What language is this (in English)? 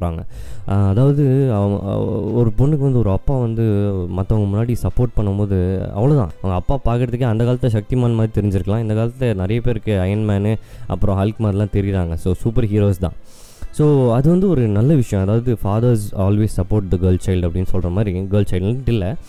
Tamil